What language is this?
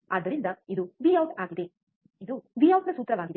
Kannada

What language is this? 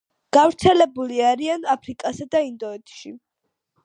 Georgian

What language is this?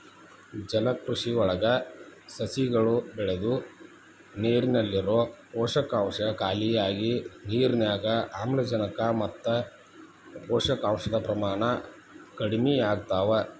Kannada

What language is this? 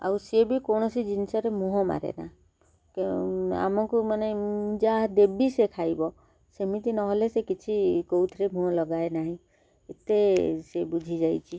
Odia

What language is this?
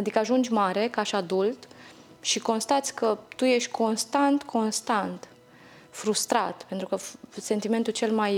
Romanian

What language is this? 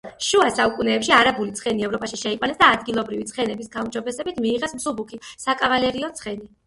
Georgian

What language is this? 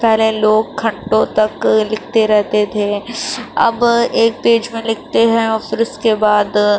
Urdu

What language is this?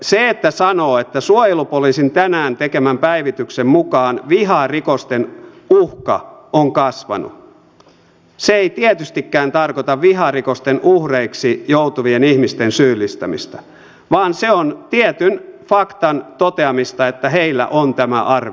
Finnish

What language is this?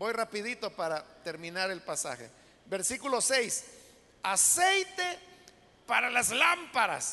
Spanish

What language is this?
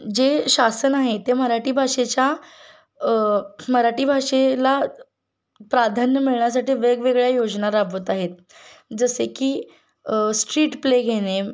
Marathi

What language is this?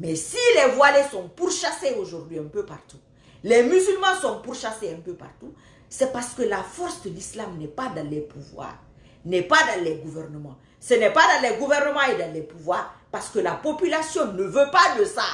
French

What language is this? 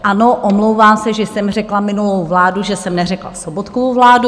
Czech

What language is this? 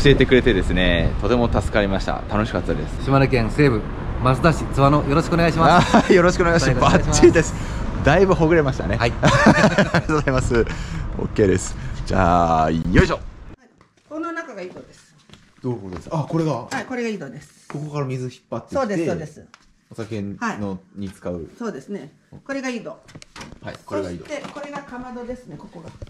Japanese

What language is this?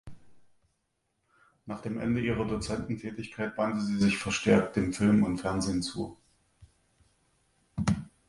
German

